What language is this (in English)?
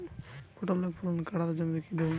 Bangla